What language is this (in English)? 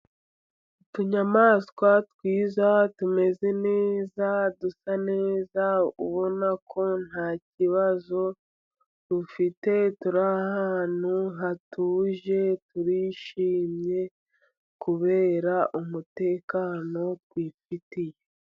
Kinyarwanda